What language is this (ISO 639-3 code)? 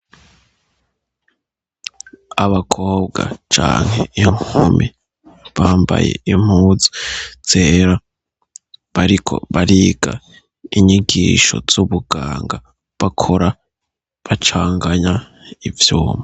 run